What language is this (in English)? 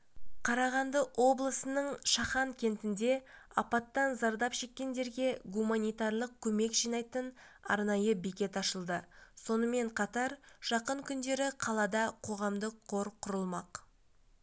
Kazakh